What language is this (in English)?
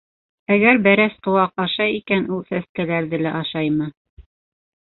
Bashkir